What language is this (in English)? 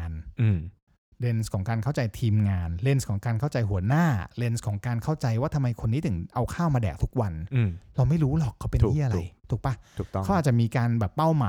Thai